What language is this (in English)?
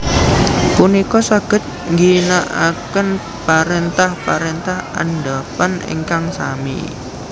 Javanese